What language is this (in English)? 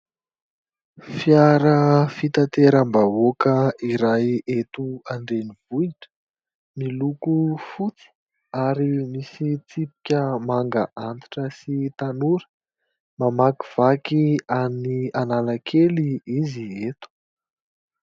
Malagasy